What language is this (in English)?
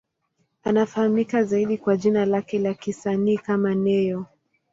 Swahili